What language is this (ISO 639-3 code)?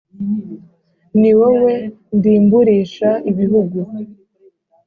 kin